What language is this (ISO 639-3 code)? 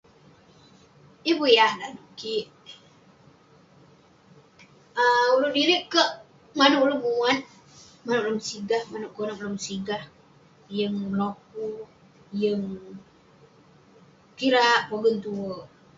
pne